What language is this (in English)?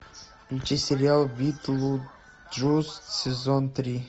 Russian